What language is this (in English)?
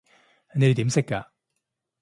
Cantonese